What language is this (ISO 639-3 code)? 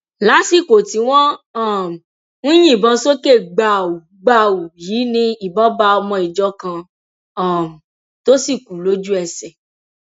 yor